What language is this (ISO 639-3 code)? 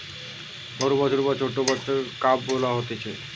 ben